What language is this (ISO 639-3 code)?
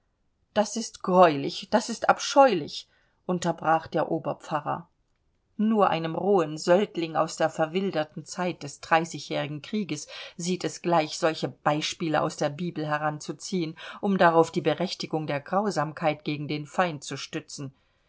deu